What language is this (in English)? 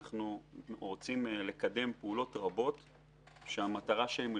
Hebrew